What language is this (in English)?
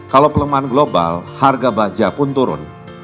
Indonesian